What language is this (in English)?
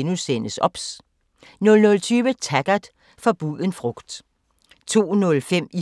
Danish